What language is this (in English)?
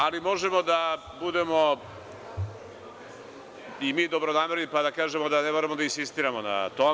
Serbian